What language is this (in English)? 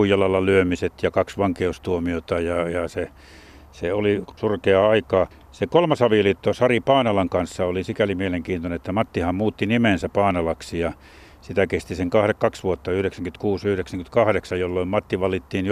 Finnish